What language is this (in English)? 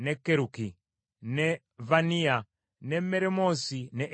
Ganda